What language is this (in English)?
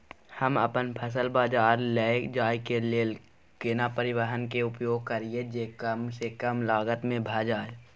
Maithili